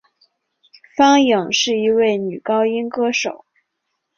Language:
Chinese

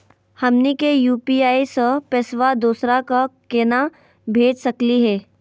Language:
Magahi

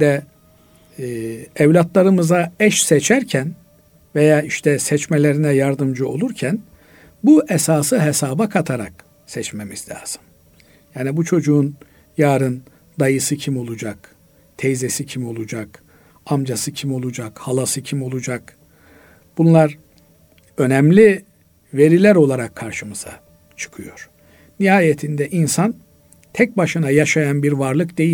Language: Turkish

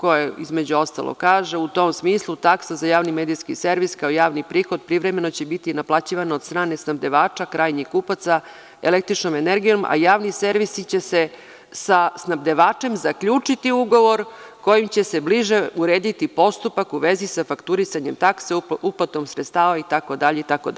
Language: Serbian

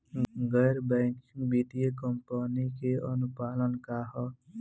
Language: Bhojpuri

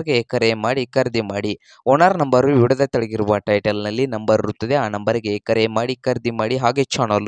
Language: Kannada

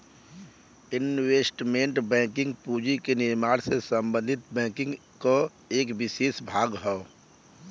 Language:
Bhojpuri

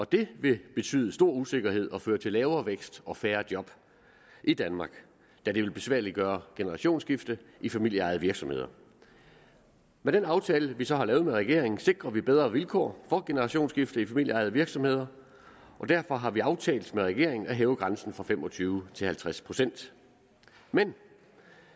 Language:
Danish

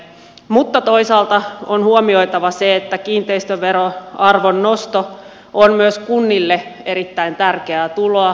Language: Finnish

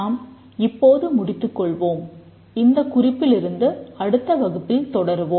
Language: Tamil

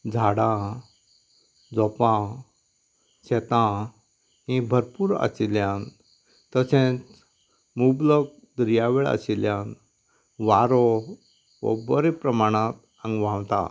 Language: Konkani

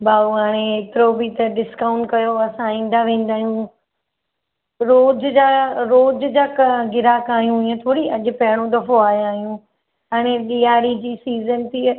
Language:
Sindhi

